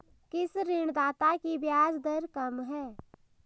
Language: Hindi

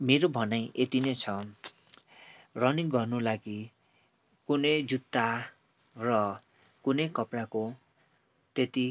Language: Nepali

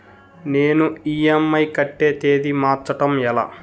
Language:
Telugu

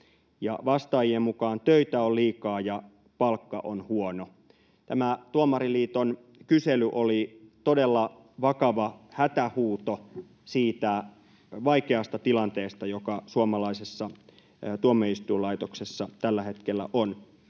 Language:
Finnish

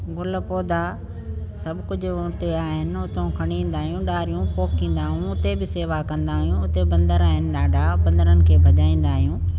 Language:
Sindhi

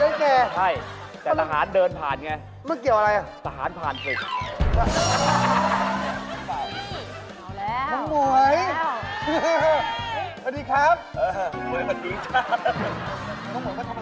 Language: Thai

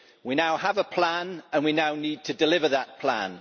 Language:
English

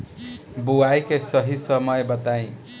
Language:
Bhojpuri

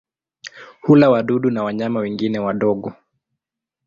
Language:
Swahili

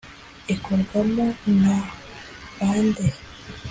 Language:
Kinyarwanda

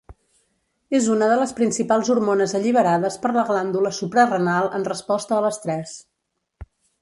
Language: Catalan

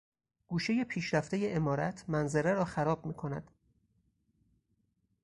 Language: Persian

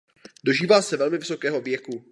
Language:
Czech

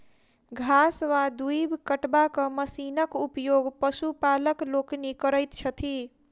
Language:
Maithili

